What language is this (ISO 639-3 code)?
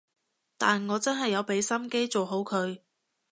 yue